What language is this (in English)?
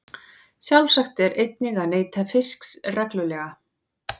Icelandic